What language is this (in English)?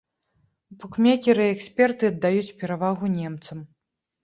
Belarusian